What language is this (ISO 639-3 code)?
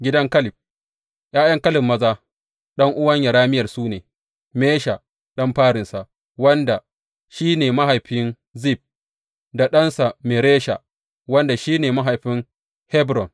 hau